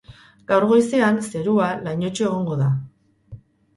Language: Basque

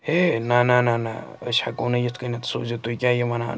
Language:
Kashmiri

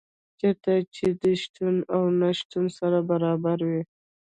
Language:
Pashto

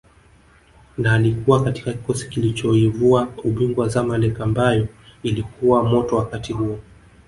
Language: Swahili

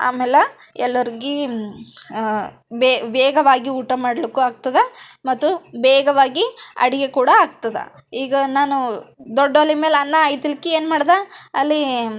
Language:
Kannada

